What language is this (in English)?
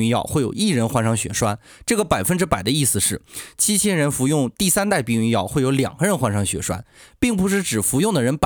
Chinese